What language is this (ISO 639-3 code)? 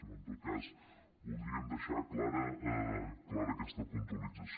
cat